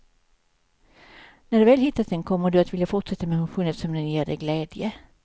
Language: Swedish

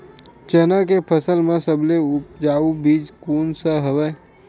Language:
Chhattisgarhi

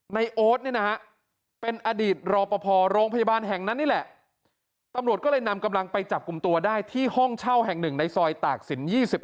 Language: Thai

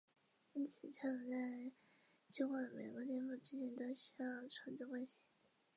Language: Chinese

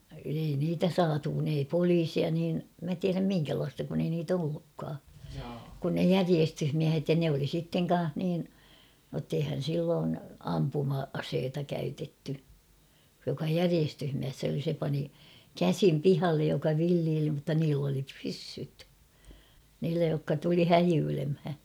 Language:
Finnish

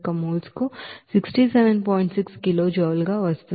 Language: Telugu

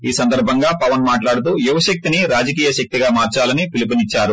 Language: Telugu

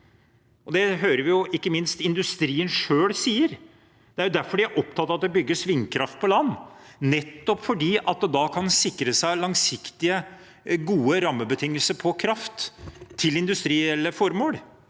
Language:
Norwegian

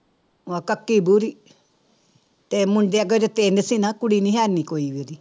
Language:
Punjabi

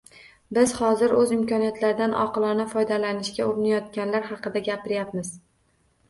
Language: Uzbek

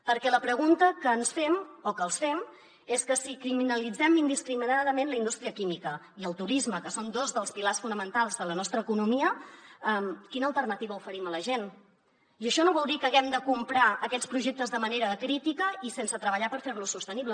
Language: Catalan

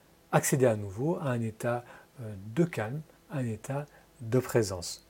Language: French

